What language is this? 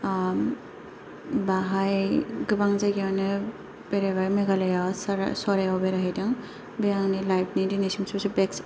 Bodo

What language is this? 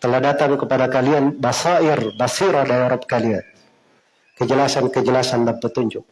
Indonesian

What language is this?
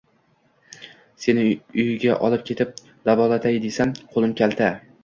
Uzbek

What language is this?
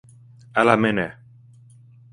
Finnish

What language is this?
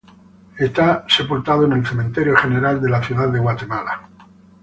Spanish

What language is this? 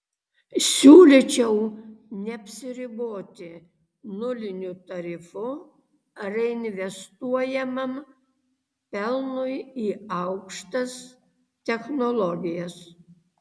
Lithuanian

